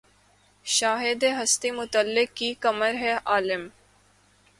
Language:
Urdu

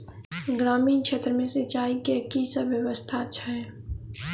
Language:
Maithili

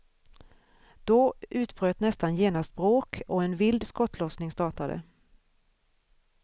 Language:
Swedish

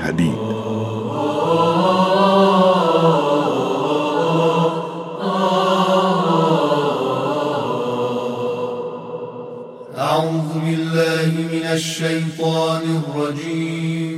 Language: Persian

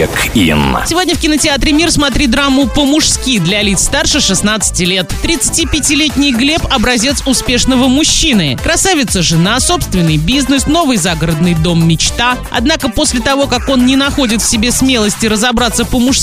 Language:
Russian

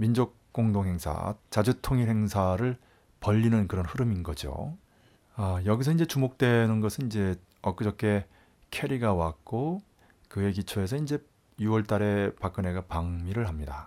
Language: Korean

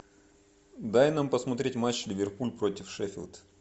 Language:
Russian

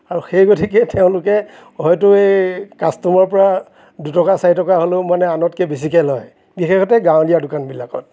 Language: Assamese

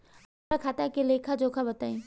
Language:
Bhojpuri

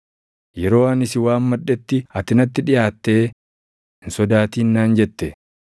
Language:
Oromo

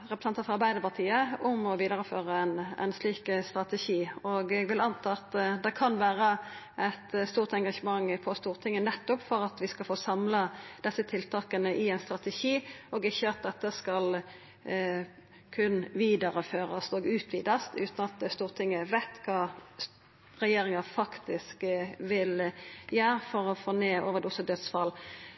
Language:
Norwegian Nynorsk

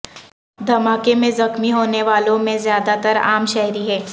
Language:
Urdu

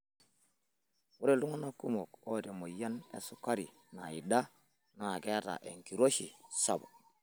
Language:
Masai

